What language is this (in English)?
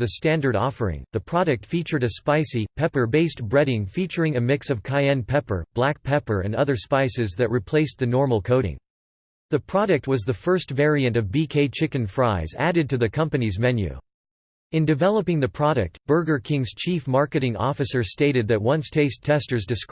English